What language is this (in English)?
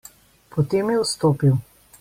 Slovenian